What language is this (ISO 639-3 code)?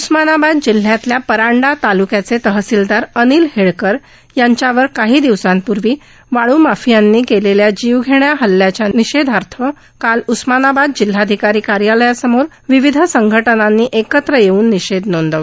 mar